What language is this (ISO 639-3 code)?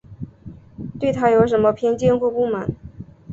zho